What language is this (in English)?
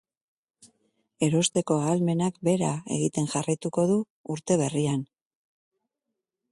Basque